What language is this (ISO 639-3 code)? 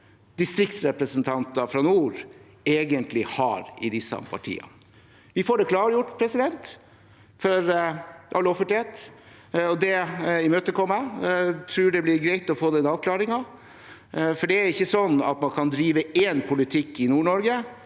nor